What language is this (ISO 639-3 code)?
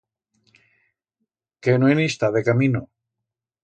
arg